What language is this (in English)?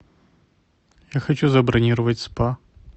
Russian